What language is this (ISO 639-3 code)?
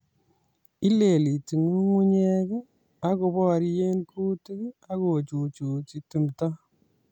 kln